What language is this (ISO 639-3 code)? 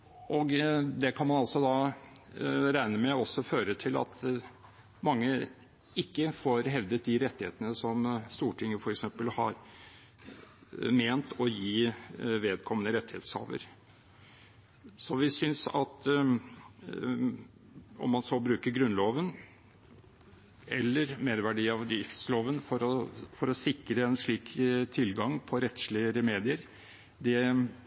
nob